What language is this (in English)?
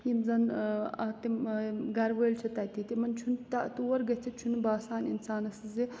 Kashmiri